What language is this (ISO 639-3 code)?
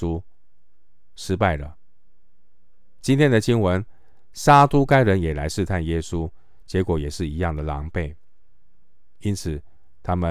zho